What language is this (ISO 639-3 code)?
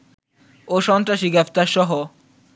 ben